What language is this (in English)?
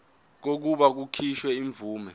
Zulu